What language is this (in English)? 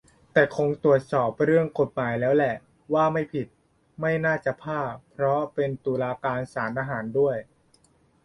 Thai